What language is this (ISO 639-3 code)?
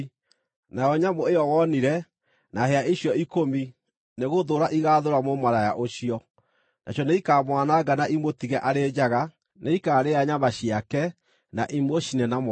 kik